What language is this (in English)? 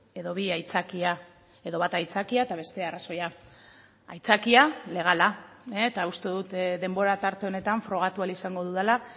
Basque